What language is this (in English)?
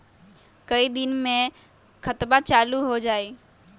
Magahi